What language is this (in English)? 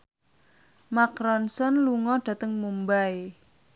Javanese